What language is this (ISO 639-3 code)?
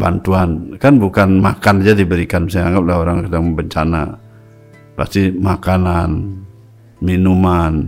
ind